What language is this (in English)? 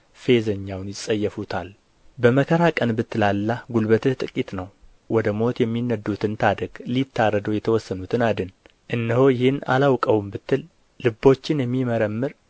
Amharic